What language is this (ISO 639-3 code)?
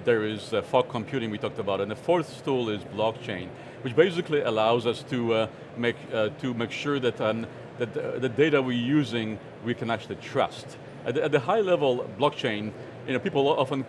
eng